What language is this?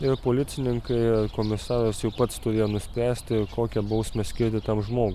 Lithuanian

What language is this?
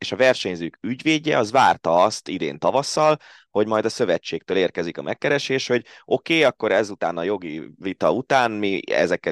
Hungarian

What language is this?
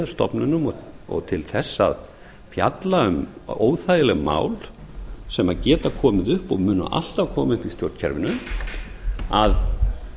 Icelandic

